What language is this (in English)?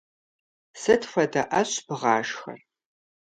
Kabardian